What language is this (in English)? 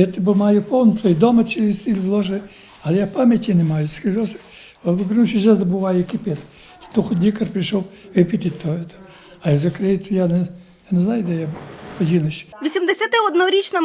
Ukrainian